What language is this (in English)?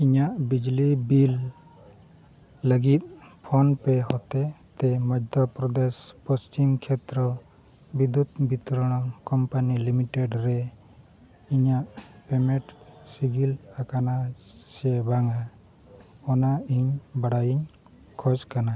Santali